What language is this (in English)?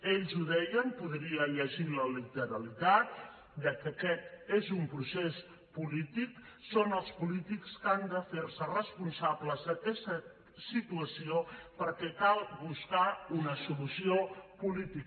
Catalan